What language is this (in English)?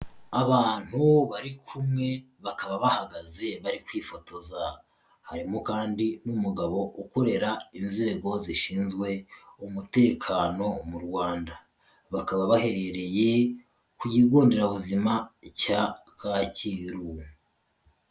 Kinyarwanda